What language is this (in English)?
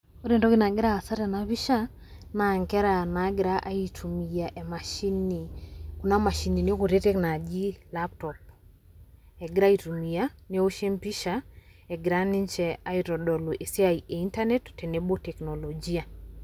Masai